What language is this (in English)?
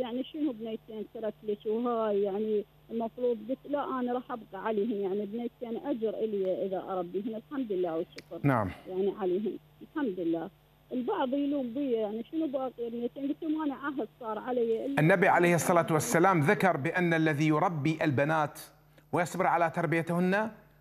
Arabic